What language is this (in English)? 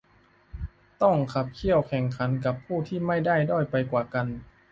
Thai